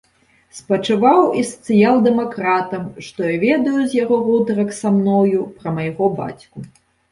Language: Belarusian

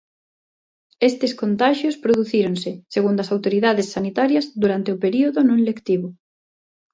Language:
Galician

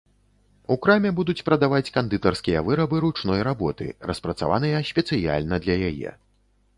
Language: Belarusian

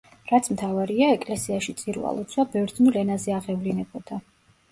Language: Georgian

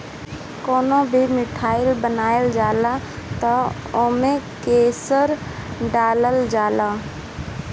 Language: Bhojpuri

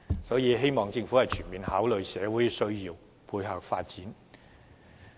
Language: Cantonese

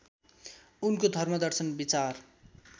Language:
Nepali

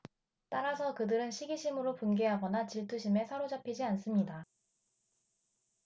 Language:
Korean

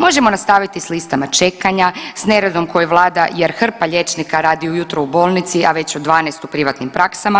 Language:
Croatian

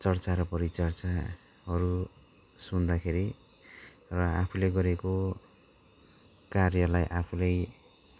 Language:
Nepali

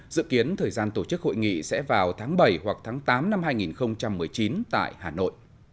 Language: Vietnamese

